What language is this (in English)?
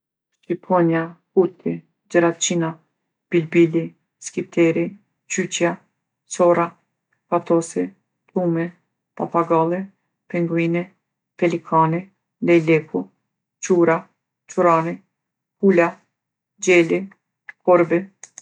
Gheg Albanian